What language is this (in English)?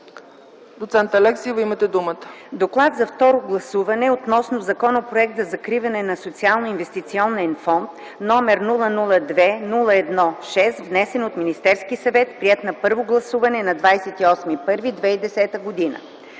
Bulgarian